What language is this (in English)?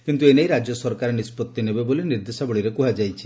Odia